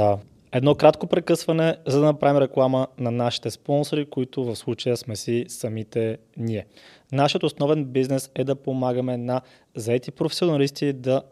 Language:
Bulgarian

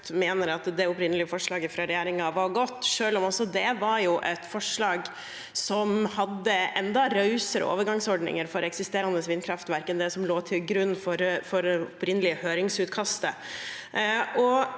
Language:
Norwegian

